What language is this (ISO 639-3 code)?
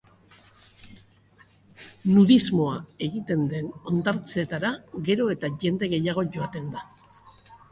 eus